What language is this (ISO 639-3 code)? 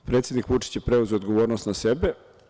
srp